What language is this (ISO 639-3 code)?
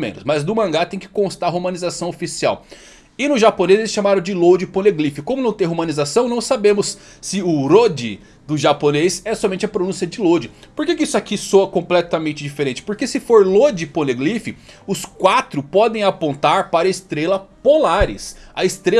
por